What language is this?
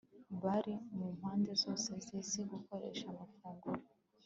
Kinyarwanda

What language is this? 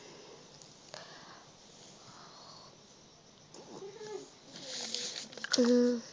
Assamese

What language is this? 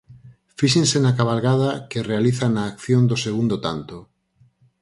Galician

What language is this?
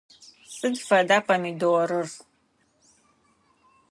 Adyghe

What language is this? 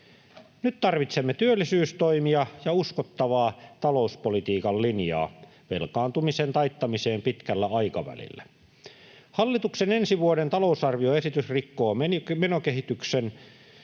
Finnish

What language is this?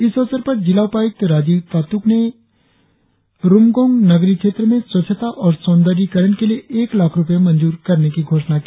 Hindi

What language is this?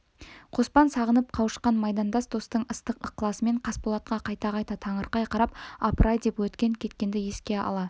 Kazakh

